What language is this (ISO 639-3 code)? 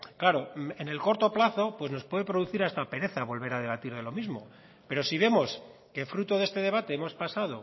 spa